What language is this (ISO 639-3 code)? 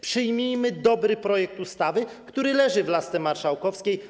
pol